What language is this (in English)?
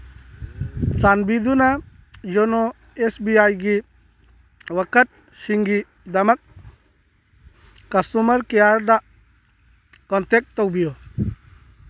Manipuri